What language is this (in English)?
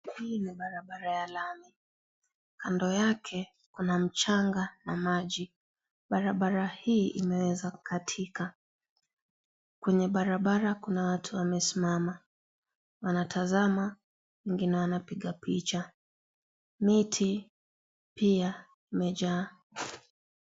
Swahili